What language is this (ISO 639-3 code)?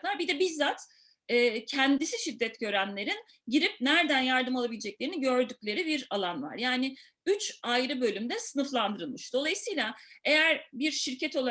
tur